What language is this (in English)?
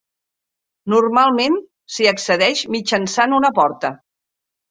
Catalan